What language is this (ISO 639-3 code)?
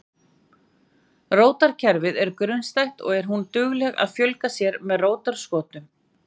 isl